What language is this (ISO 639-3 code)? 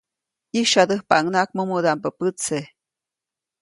zoc